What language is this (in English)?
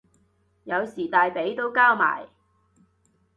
Cantonese